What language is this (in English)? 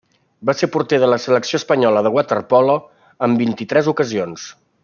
Catalan